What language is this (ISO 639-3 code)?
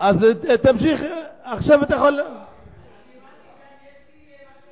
heb